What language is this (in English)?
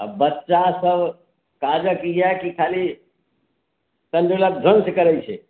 Maithili